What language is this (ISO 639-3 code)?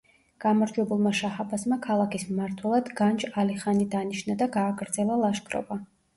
kat